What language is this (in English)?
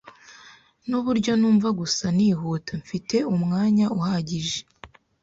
Kinyarwanda